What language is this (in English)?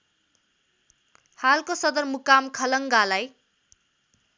Nepali